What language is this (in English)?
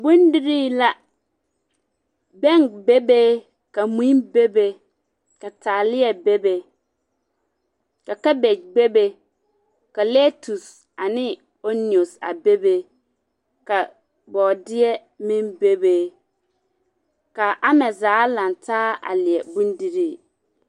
Southern Dagaare